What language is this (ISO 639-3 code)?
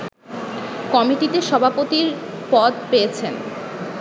ben